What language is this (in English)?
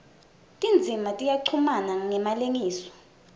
Swati